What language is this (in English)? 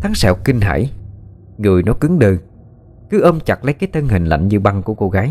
Vietnamese